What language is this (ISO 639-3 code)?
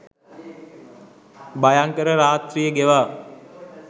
sin